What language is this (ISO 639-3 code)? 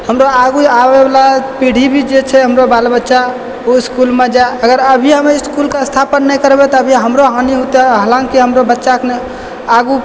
mai